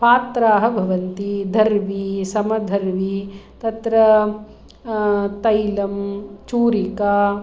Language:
Sanskrit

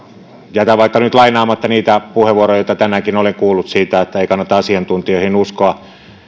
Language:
Finnish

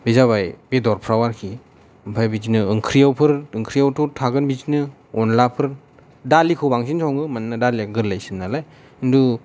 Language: Bodo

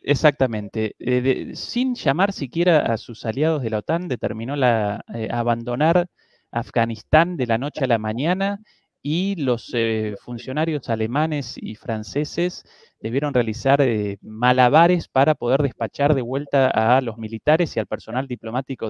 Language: Spanish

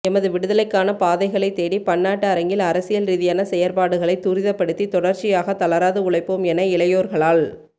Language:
Tamil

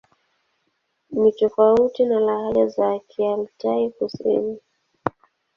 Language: Swahili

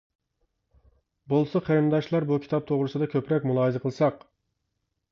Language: Uyghur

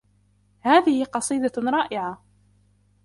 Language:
Arabic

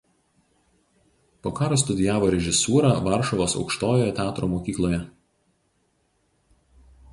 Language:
Lithuanian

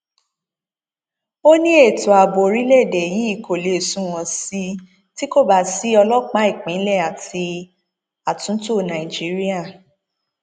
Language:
Yoruba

